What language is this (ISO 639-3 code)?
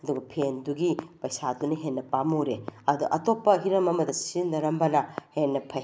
mni